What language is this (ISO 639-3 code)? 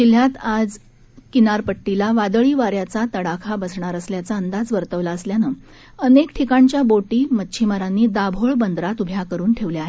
mar